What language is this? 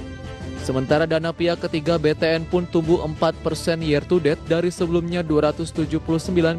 Indonesian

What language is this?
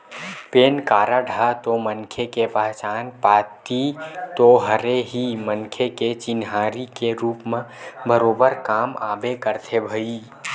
Chhattisgarhi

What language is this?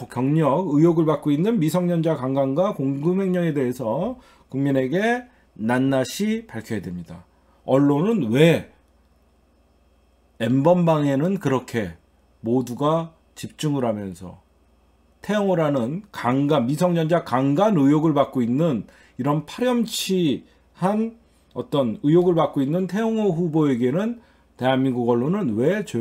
Korean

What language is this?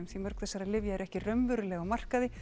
Icelandic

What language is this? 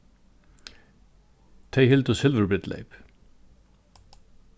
Faroese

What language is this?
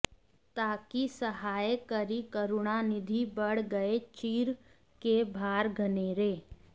Sanskrit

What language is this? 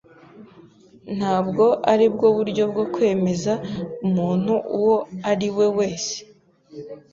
Kinyarwanda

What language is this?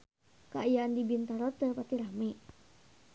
Sundanese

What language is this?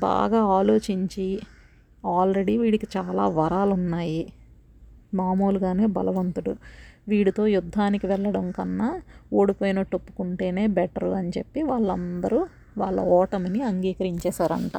Telugu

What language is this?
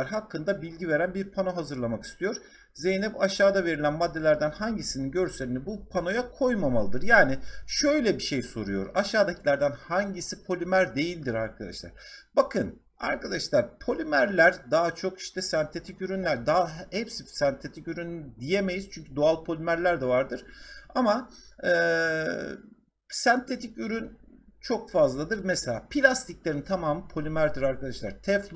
Turkish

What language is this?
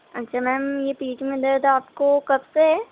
Urdu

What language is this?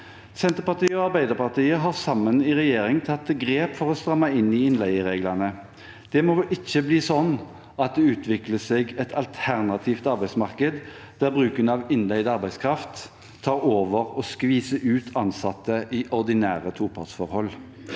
Norwegian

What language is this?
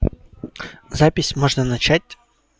Russian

